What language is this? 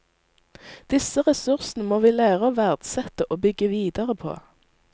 Norwegian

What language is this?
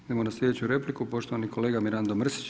Croatian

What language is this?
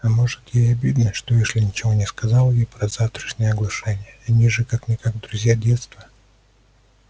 Russian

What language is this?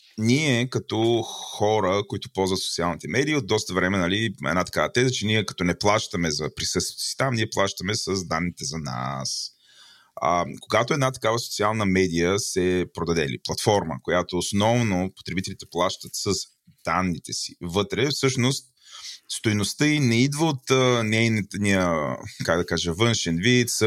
Bulgarian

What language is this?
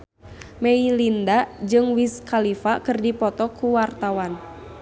Sundanese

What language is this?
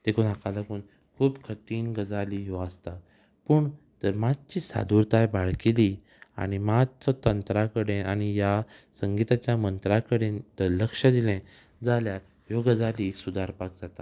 Konkani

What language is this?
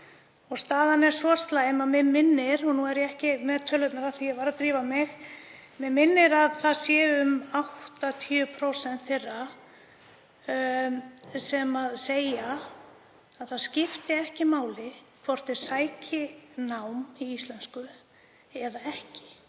Icelandic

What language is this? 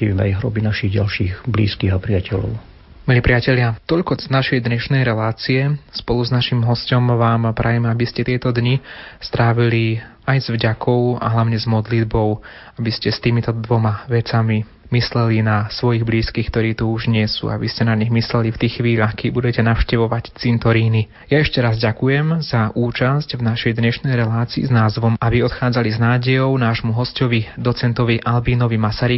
Slovak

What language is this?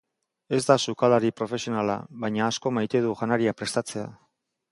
Basque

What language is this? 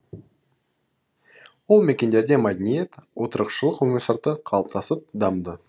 Kazakh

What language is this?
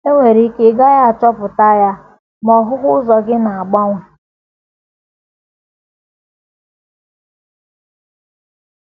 Igbo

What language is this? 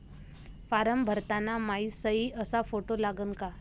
Marathi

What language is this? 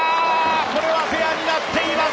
Japanese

